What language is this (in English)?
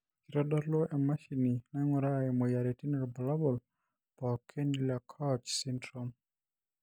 Masai